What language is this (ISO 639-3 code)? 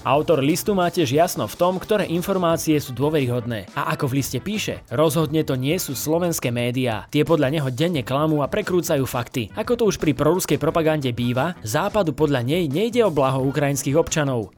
slk